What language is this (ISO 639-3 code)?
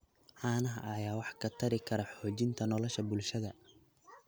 som